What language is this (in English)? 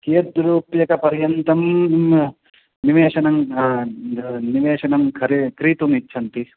Sanskrit